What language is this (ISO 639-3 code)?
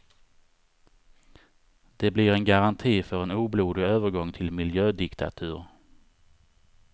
swe